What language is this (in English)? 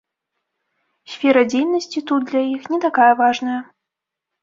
Belarusian